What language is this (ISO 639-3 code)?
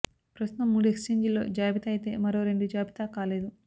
tel